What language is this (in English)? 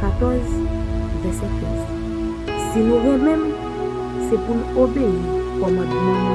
French